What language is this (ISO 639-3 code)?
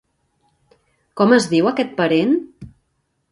cat